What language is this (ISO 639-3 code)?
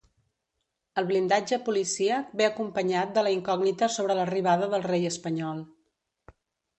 cat